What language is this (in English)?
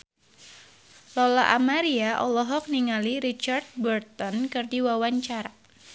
Sundanese